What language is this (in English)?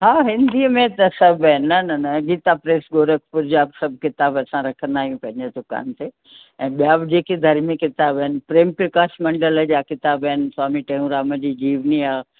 Sindhi